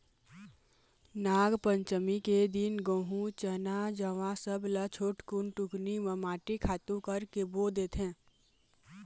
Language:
Chhattisgarhi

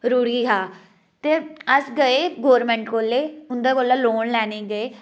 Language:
Dogri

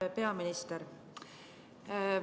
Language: Estonian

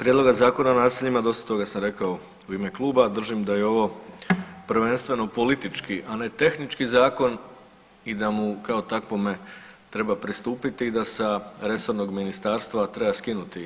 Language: Croatian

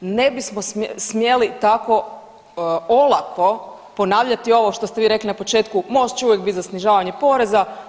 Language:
Croatian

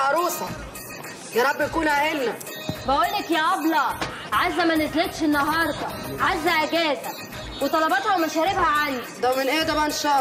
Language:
Arabic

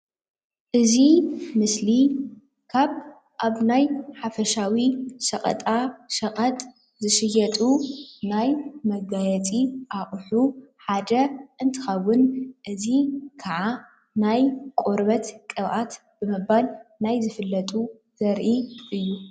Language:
Tigrinya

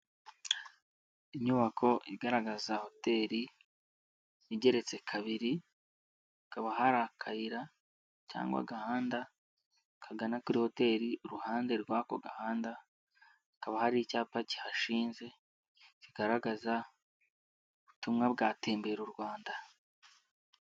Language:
Kinyarwanda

